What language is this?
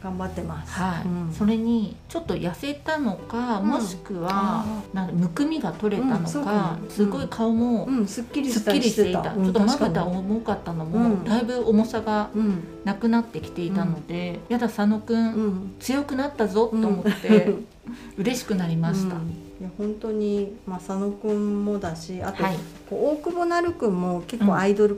Japanese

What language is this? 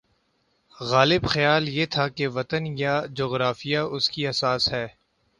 Urdu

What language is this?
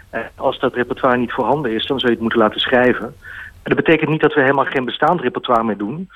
Dutch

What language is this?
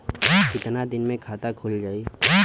Bhojpuri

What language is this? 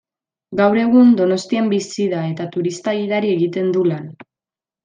Basque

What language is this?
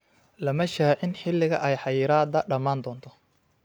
Somali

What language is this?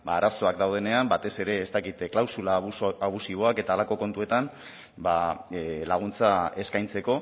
Basque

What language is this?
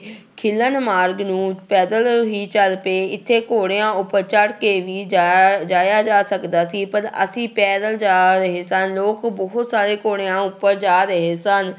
Punjabi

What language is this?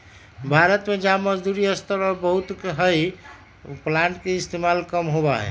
Magahi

